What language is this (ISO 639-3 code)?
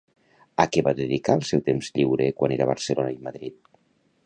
cat